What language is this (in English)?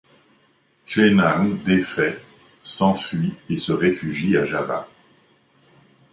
French